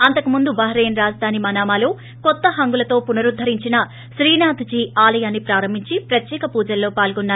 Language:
Telugu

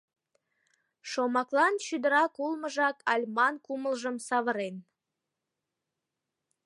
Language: Mari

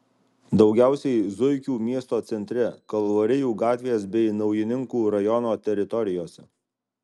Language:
Lithuanian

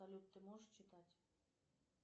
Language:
Russian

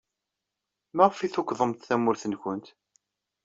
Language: Kabyle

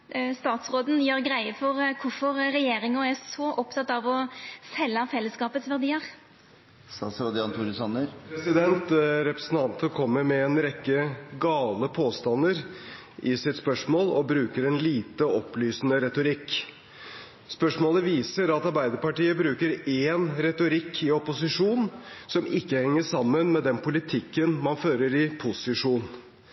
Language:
Norwegian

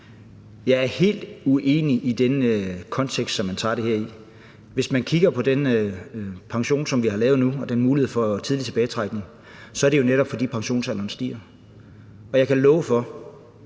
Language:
Danish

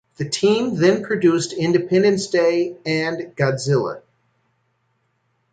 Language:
English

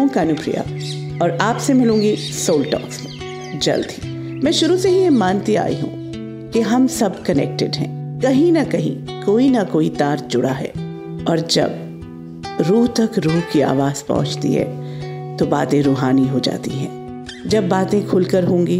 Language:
Hindi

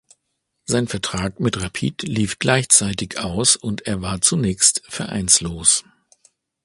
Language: German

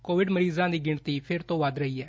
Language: Punjabi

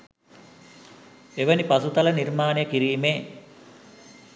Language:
Sinhala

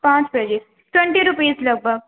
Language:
Urdu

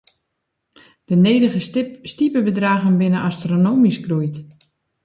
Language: Western Frisian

